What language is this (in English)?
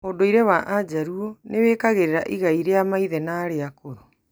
Kikuyu